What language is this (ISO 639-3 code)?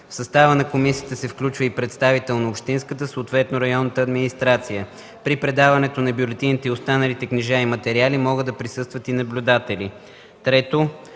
bul